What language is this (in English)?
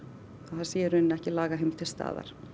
Icelandic